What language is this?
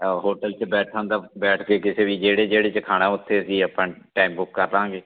Punjabi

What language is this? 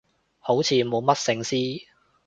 Cantonese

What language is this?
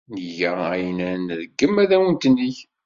Kabyle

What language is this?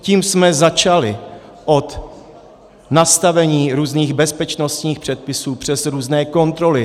Czech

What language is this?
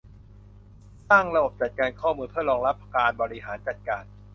Thai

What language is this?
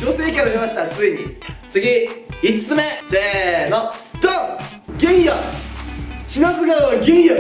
Japanese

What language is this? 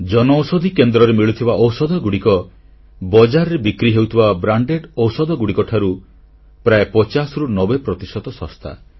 Odia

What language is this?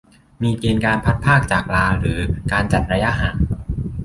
Thai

